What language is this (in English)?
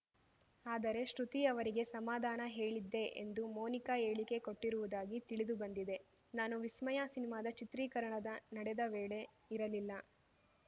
Kannada